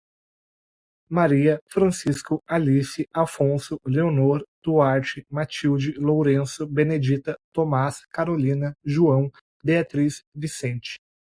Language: Portuguese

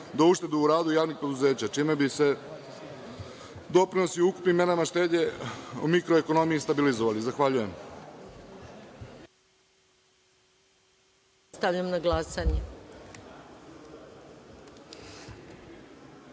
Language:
Serbian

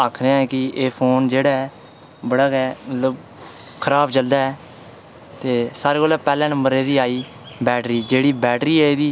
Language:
Dogri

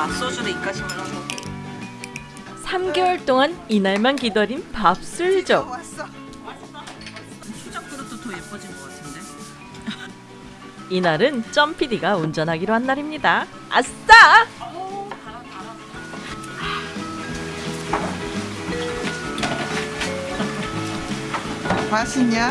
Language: Korean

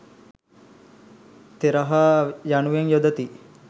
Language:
Sinhala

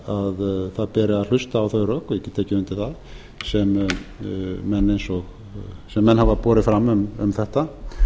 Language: Icelandic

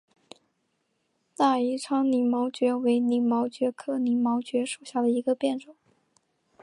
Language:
Chinese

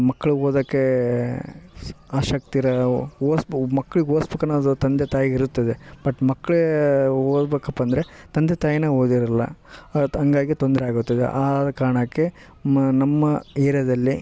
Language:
Kannada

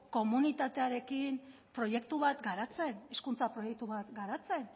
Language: Basque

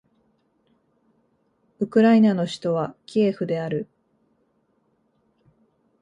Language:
Japanese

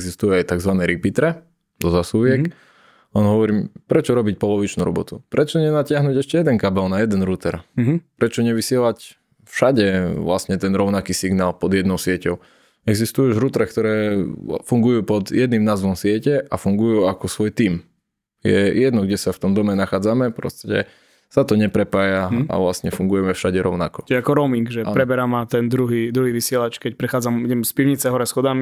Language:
Slovak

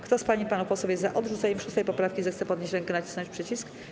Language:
Polish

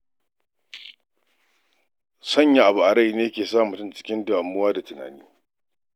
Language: Hausa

